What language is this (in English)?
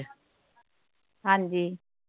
Punjabi